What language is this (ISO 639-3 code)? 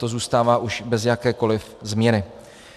ces